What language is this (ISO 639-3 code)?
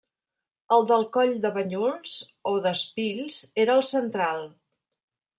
cat